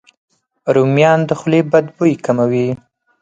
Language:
Pashto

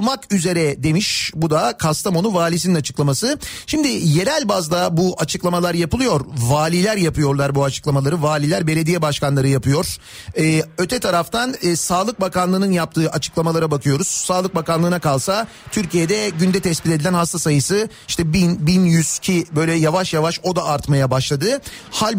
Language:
Turkish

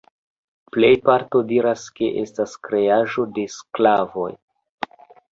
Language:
Esperanto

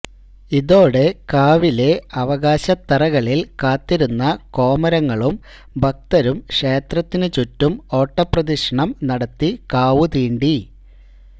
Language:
Malayalam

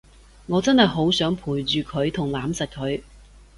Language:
Cantonese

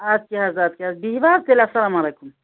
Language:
Kashmiri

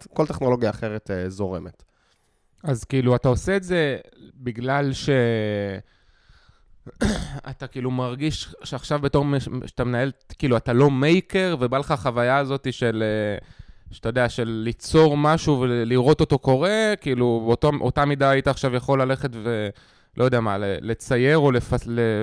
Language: Hebrew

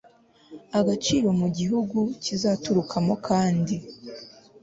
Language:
Kinyarwanda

